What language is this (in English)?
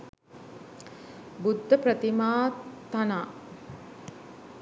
Sinhala